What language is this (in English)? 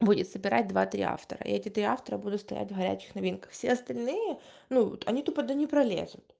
Russian